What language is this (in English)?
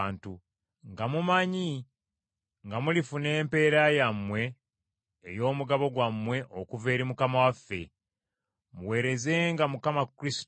Ganda